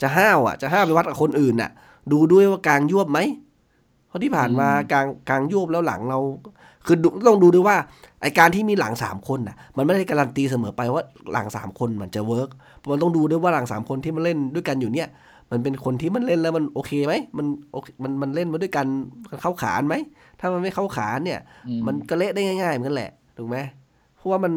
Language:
Thai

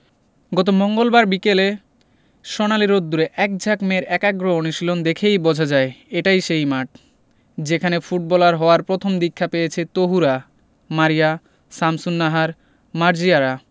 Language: Bangla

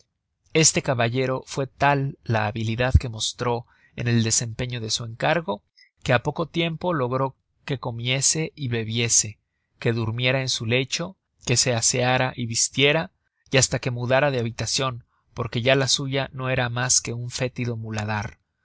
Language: Spanish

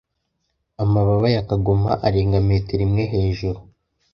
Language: Kinyarwanda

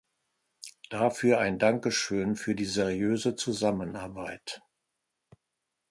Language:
German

